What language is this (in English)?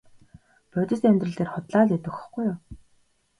Mongolian